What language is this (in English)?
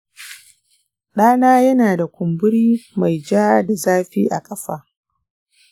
Hausa